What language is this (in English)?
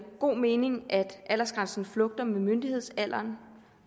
Danish